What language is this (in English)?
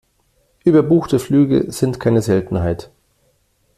German